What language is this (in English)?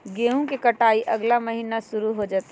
Magahi